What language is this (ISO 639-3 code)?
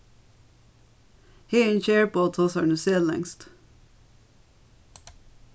fao